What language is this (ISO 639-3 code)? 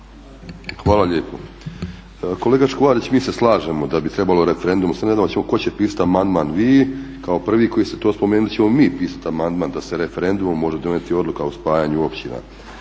hrv